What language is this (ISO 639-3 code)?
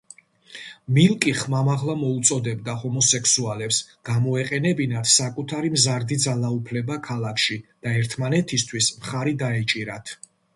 kat